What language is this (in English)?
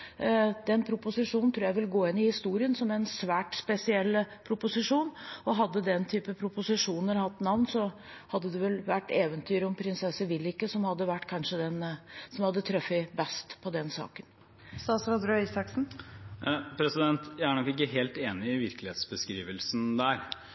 Norwegian Bokmål